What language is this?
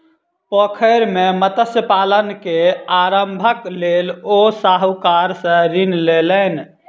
Maithili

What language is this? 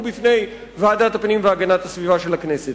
Hebrew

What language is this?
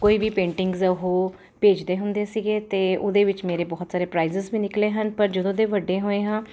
Punjabi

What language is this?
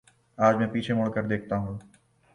Urdu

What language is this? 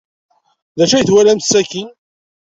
Kabyle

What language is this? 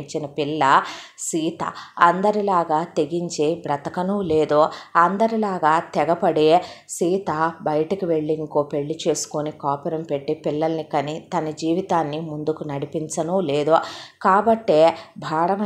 Telugu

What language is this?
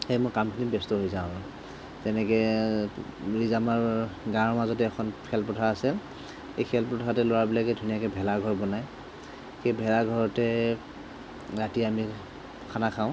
Assamese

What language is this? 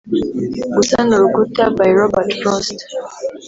Kinyarwanda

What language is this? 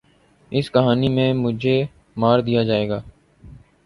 Urdu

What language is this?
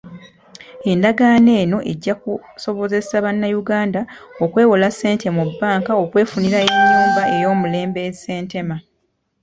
Ganda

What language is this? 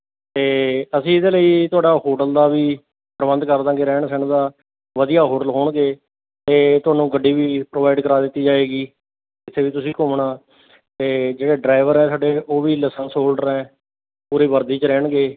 Punjabi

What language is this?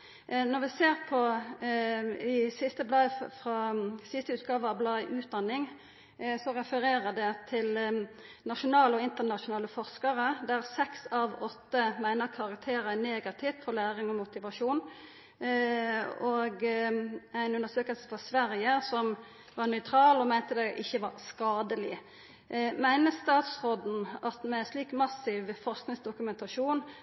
Norwegian Nynorsk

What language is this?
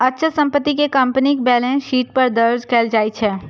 Maithili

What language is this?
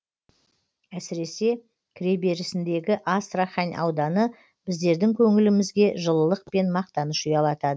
Kazakh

